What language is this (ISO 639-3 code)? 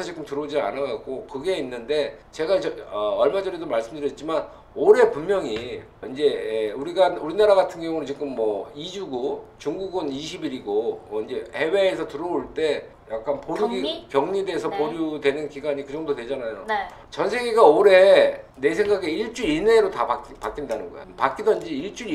kor